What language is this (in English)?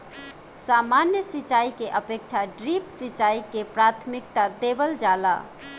Bhojpuri